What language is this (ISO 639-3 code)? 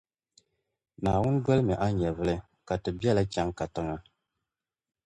dag